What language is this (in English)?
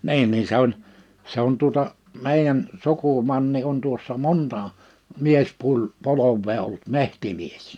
Finnish